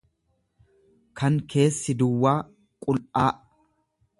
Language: Oromo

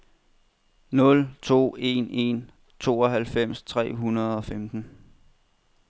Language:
Danish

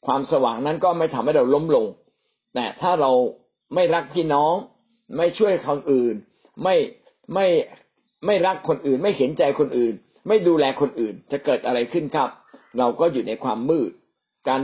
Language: Thai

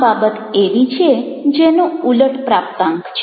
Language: Gujarati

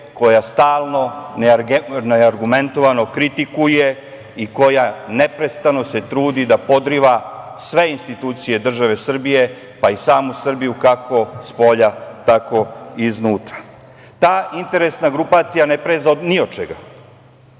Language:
Serbian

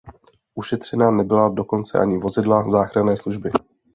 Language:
Czech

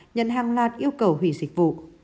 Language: Vietnamese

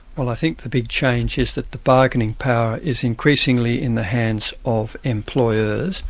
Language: English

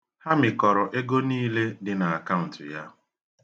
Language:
Igbo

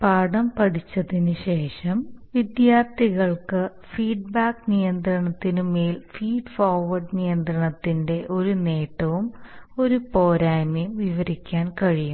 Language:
Malayalam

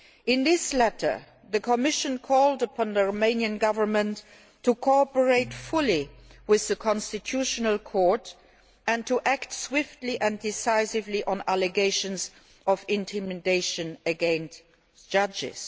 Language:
English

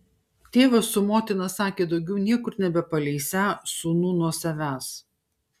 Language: Lithuanian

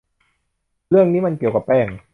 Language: Thai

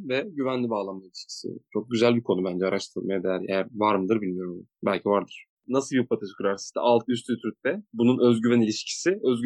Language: Turkish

